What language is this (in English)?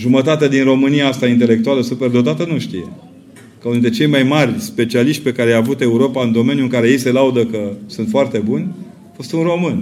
Romanian